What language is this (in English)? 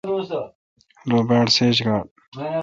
Kalkoti